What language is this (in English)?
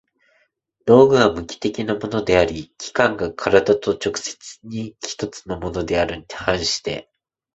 Japanese